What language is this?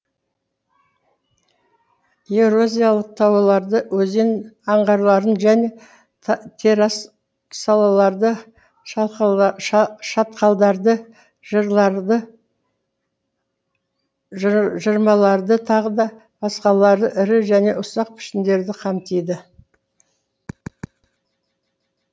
Kazakh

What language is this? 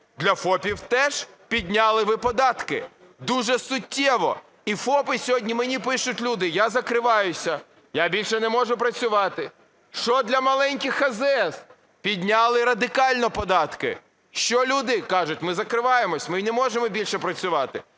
Ukrainian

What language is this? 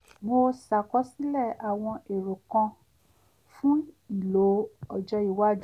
Yoruba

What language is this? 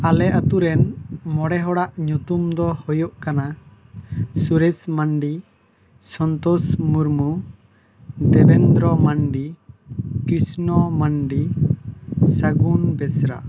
Santali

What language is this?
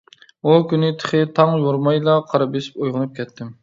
Uyghur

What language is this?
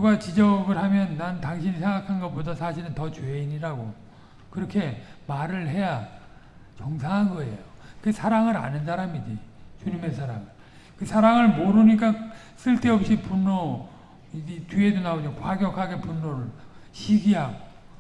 Korean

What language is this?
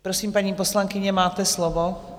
Czech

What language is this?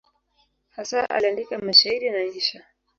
Swahili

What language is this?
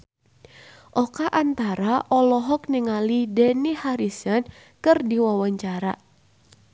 Sundanese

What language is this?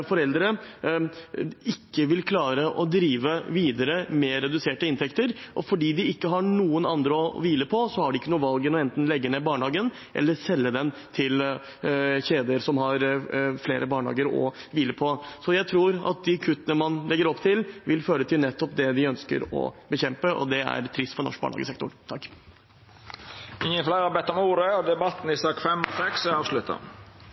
Norwegian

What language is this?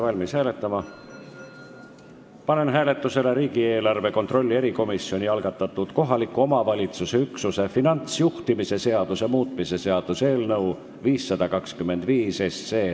Estonian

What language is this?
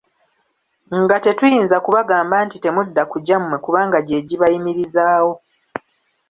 Ganda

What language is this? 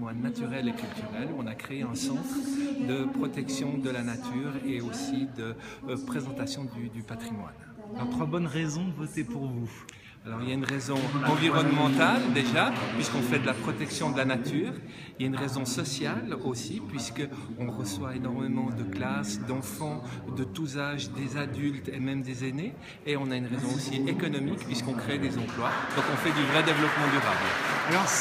French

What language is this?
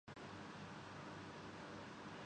Urdu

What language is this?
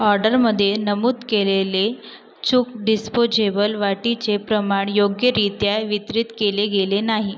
Marathi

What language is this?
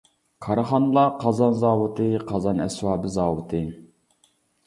Uyghur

